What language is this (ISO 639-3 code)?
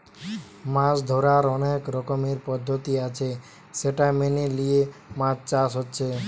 ben